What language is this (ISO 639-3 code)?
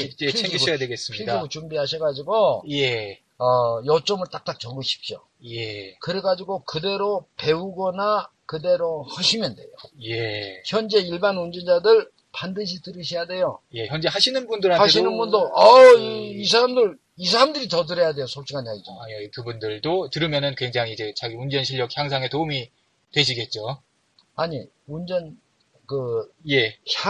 kor